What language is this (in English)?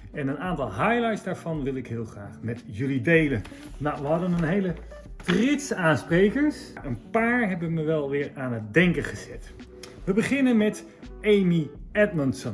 Dutch